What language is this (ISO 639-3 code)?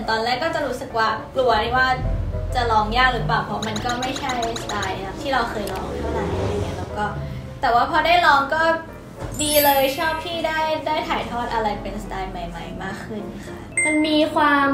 tha